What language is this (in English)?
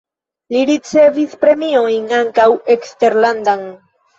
Esperanto